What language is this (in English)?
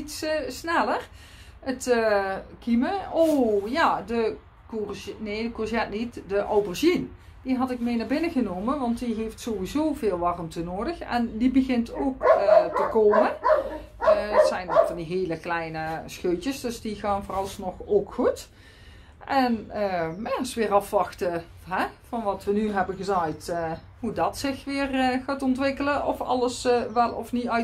Dutch